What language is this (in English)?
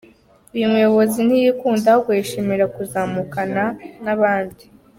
Kinyarwanda